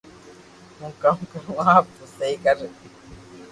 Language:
Loarki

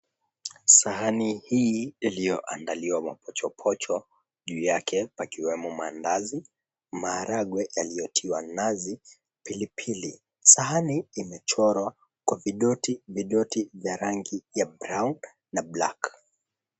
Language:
Swahili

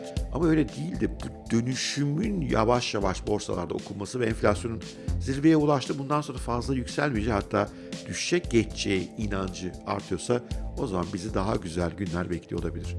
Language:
Turkish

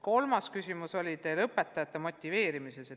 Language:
Estonian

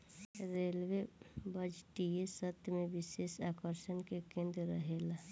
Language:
Bhojpuri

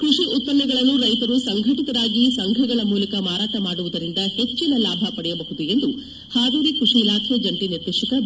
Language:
Kannada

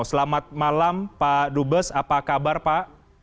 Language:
Indonesian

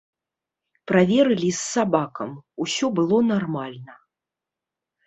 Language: Belarusian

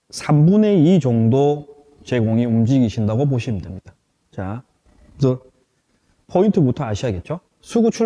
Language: Korean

